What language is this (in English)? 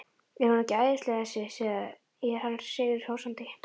Icelandic